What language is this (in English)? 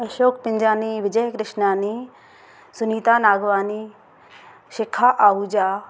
Sindhi